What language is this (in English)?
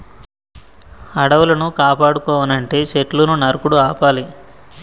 Telugu